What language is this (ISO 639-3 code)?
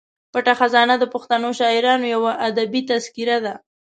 pus